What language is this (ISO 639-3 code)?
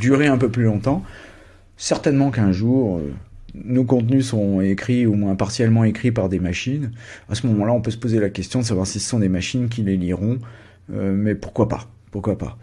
fra